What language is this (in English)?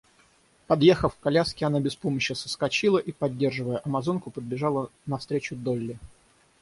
Russian